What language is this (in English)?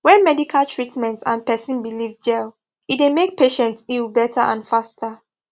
Nigerian Pidgin